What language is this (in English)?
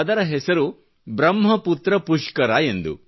Kannada